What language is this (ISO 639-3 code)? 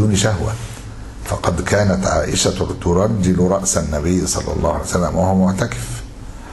ara